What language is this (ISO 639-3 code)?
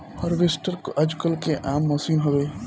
bho